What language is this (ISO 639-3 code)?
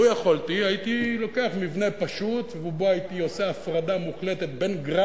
heb